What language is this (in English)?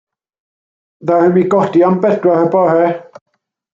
Welsh